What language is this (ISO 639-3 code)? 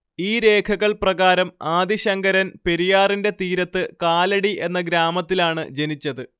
mal